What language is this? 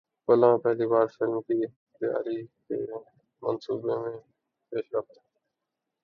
Urdu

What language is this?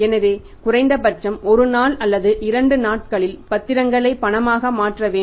Tamil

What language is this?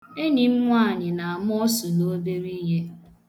Igbo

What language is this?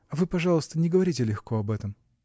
Russian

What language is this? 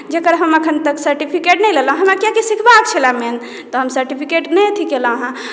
Maithili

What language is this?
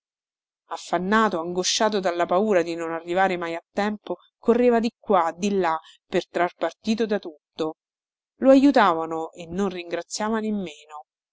Italian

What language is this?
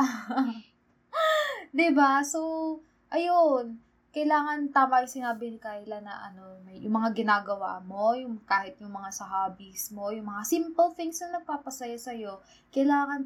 Filipino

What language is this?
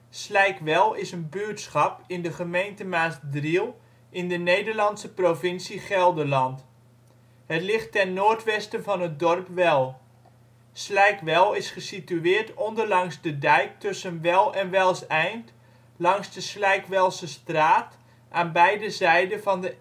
Dutch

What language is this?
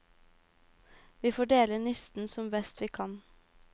Norwegian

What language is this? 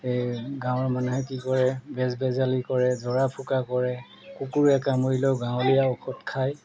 Assamese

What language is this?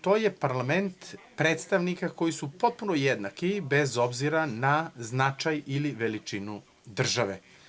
Serbian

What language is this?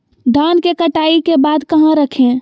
Magahi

